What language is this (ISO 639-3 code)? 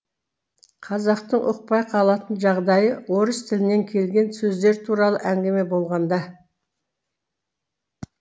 kaz